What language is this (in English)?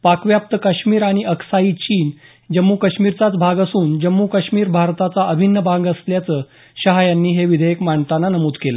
Marathi